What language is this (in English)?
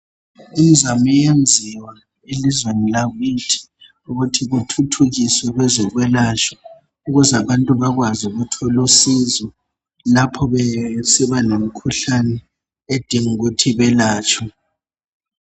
North Ndebele